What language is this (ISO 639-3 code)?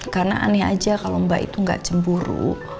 ind